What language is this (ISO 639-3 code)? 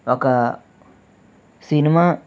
tel